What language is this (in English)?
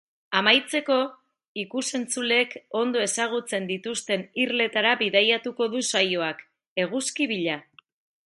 Basque